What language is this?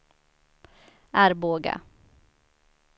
Swedish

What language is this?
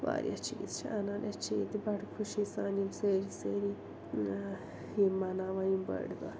Kashmiri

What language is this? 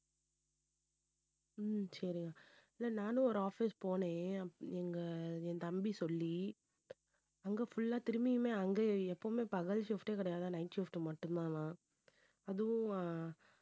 Tamil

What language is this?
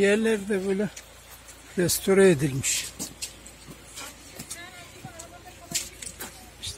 Turkish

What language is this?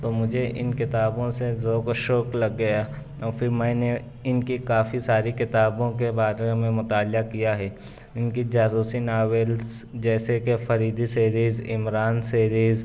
Urdu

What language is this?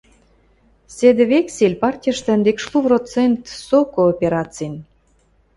Western Mari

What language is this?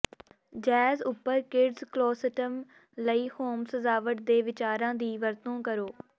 Punjabi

